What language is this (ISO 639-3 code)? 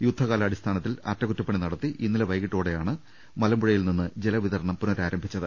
mal